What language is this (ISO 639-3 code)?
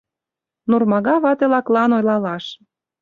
chm